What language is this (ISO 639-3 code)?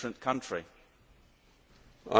eng